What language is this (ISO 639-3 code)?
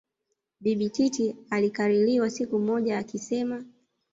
swa